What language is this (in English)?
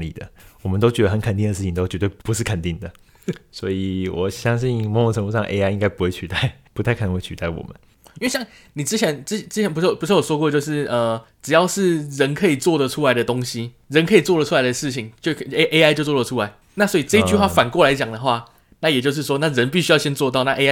Chinese